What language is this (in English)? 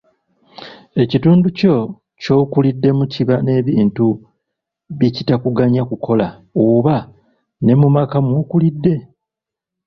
Ganda